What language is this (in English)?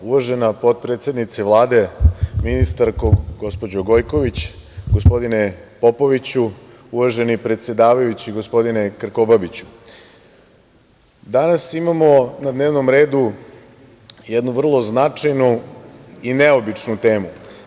Serbian